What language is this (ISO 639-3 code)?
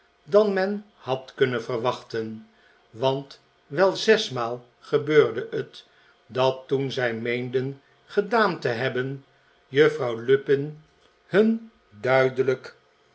nld